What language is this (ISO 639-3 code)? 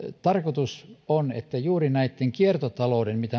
fin